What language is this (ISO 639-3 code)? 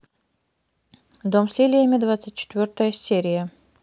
rus